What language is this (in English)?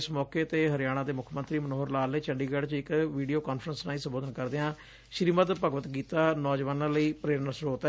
Punjabi